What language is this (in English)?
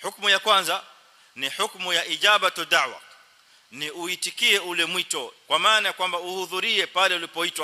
Arabic